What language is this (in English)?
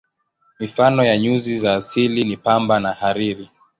Swahili